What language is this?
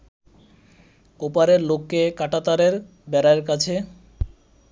Bangla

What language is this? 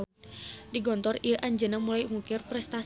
Sundanese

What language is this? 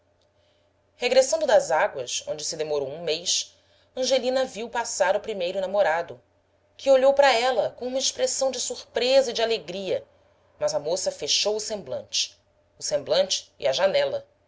Portuguese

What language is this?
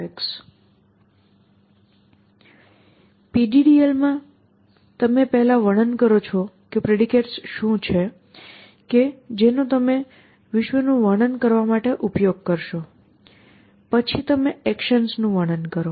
Gujarati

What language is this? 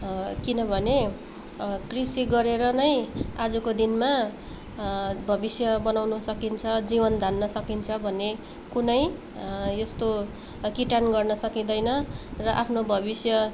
Nepali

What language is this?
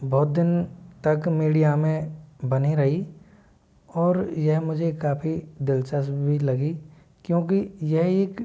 Hindi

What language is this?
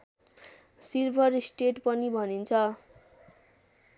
Nepali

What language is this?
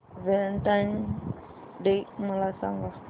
Marathi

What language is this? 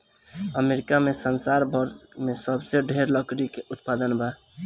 Bhojpuri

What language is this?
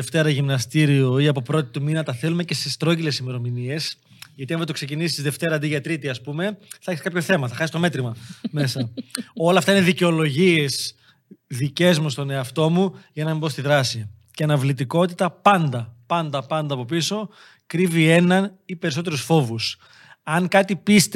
Greek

